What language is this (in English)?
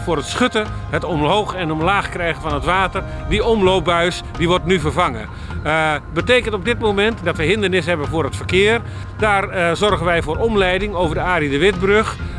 Dutch